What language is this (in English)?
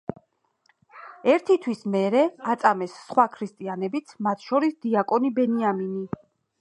Georgian